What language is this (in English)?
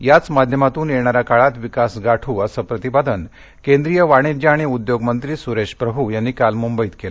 Marathi